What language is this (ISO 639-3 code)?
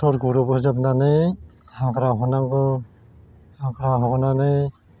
brx